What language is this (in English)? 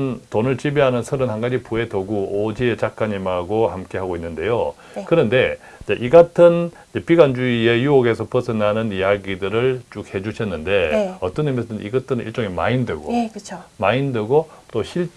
Korean